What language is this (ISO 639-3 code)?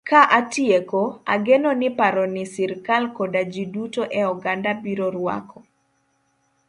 luo